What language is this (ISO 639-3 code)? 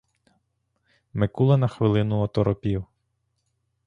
ukr